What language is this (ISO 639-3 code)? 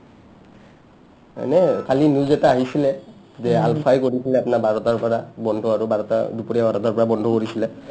asm